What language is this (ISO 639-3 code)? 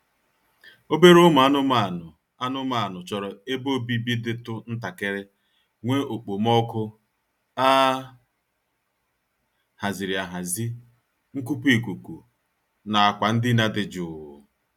ibo